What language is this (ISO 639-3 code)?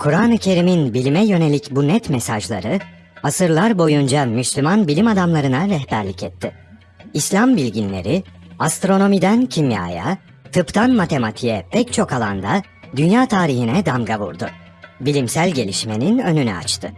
tur